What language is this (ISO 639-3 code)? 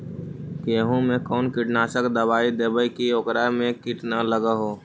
mag